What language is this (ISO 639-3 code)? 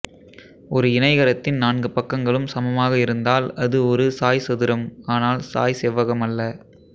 tam